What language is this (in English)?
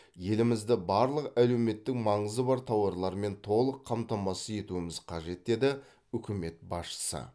Kazakh